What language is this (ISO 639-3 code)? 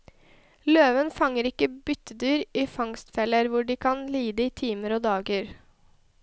nor